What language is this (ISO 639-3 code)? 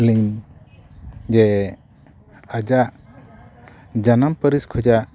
sat